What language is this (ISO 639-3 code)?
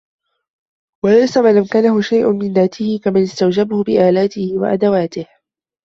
ara